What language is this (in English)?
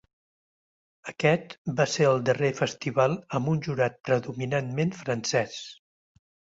Catalan